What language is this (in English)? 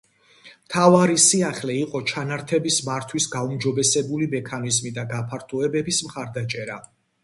Georgian